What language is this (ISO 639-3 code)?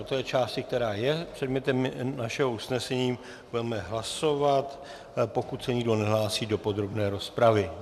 ces